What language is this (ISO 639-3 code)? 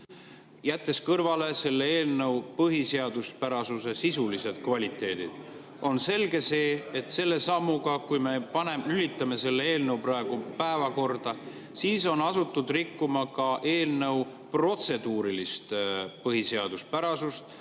est